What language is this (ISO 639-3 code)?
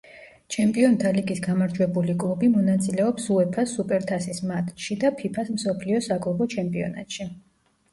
kat